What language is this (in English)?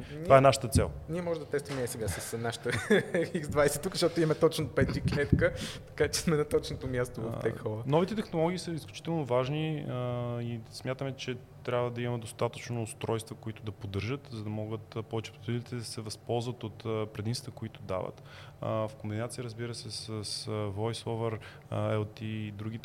Bulgarian